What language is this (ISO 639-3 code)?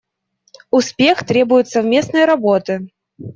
rus